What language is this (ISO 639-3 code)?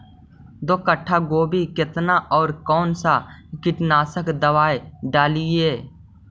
mag